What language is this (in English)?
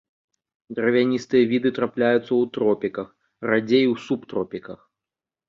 Belarusian